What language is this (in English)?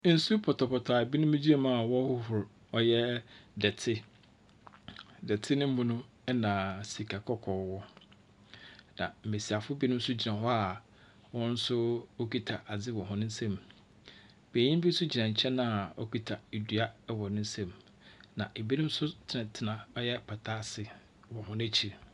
Akan